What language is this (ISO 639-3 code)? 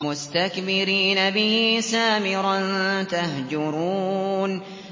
ara